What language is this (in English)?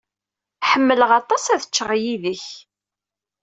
Kabyle